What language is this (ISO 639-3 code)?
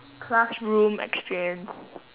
eng